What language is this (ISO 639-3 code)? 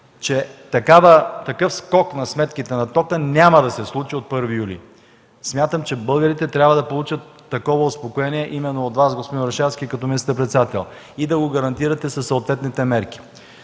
bul